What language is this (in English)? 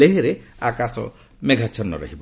Odia